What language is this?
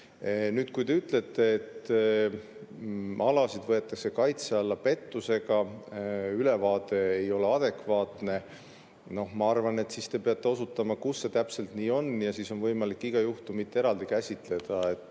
Estonian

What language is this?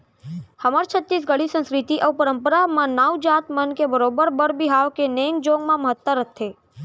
Chhattisgarhi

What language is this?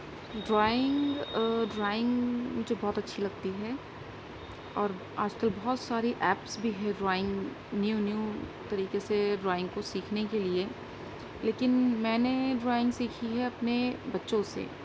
Urdu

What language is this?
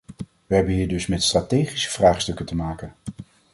Dutch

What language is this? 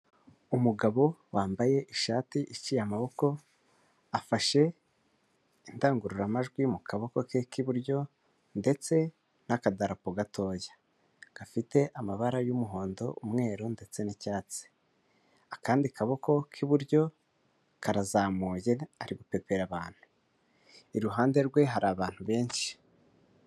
Kinyarwanda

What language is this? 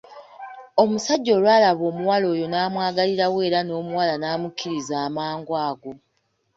Ganda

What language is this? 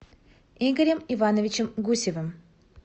Russian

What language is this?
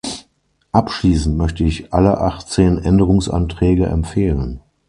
German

